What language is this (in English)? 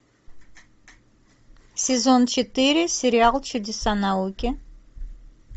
Russian